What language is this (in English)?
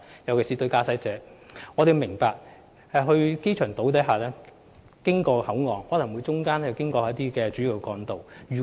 Cantonese